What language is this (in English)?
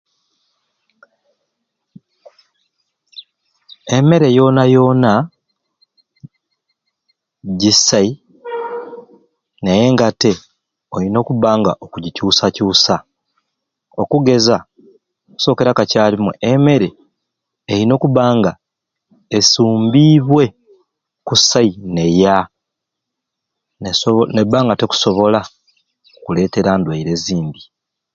Ruuli